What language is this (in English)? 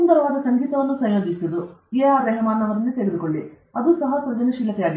Kannada